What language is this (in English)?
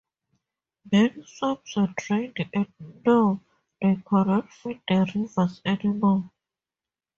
English